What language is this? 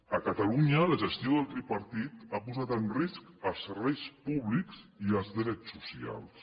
Catalan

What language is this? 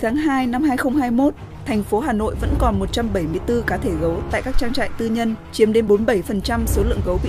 Vietnamese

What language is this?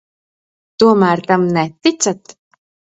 Latvian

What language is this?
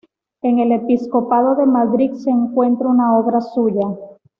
Spanish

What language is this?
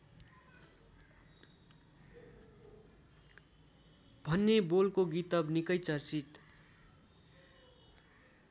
Nepali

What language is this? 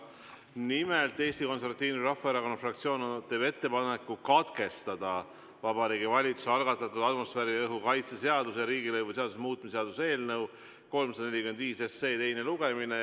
Estonian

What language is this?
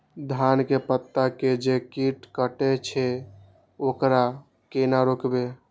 Maithili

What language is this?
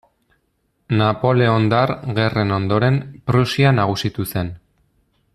Basque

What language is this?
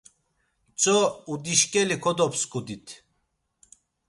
Laz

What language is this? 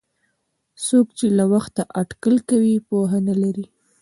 Pashto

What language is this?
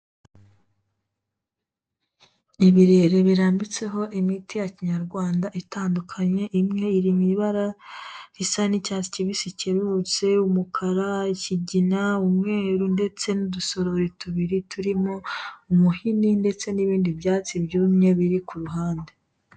Kinyarwanda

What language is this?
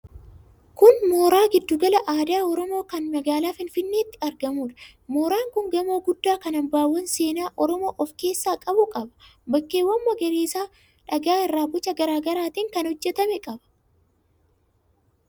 Oromo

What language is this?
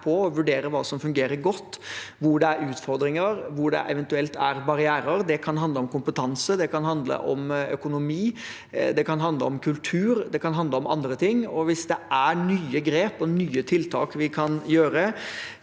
Norwegian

